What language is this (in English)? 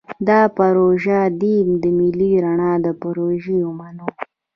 Pashto